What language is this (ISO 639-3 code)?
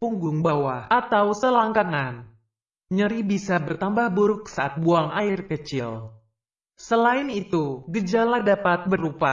ind